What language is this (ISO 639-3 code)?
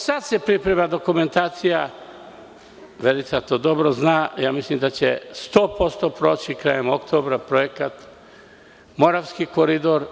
srp